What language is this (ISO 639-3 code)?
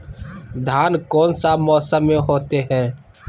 mag